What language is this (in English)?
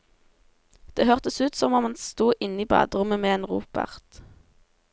Norwegian